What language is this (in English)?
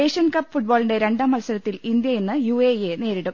Malayalam